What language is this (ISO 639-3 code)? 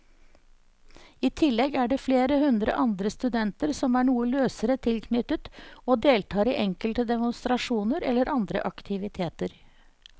nor